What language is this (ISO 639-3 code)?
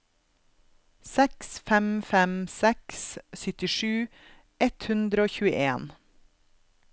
nor